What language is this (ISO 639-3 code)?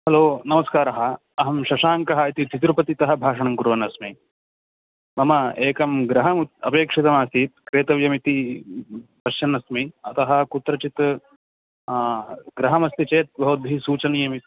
san